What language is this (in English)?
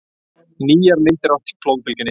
Icelandic